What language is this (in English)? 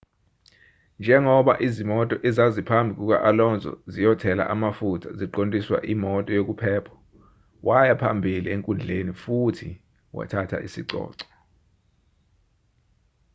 Zulu